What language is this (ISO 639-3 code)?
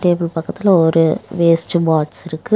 tam